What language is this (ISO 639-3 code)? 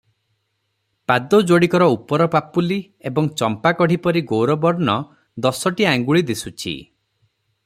ori